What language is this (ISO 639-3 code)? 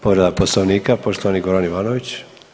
hrv